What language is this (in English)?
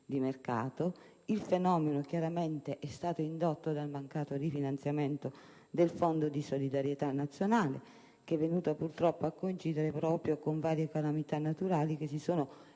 Italian